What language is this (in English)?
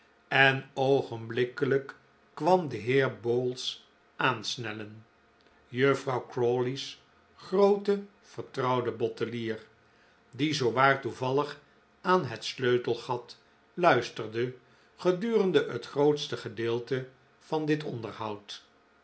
Dutch